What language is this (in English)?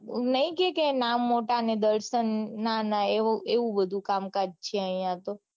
Gujarati